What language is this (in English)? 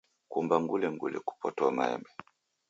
Taita